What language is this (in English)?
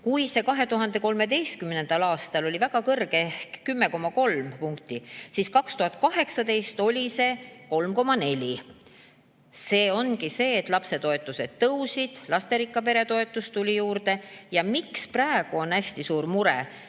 Estonian